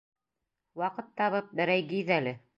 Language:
Bashkir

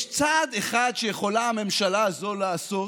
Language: Hebrew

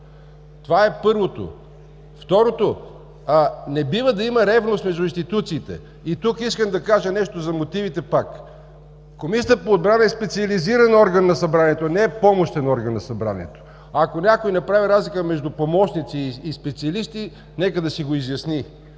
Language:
Bulgarian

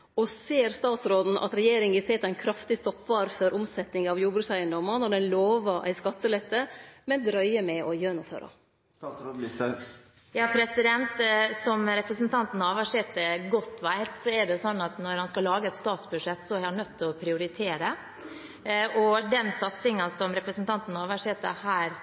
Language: Norwegian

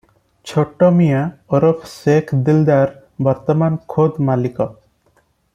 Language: Odia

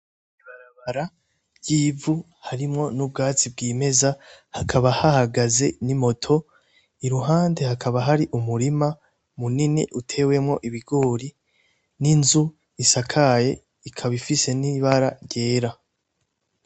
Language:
Rundi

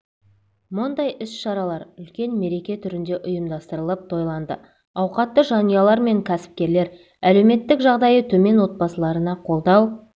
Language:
Kazakh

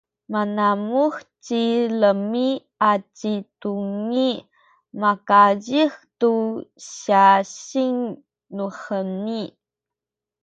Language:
Sakizaya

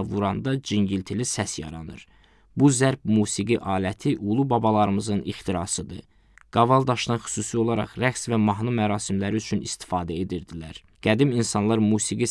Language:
Turkish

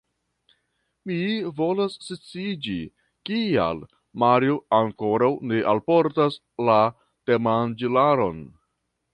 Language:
Esperanto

